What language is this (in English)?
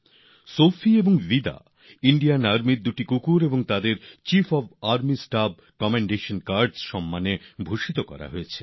Bangla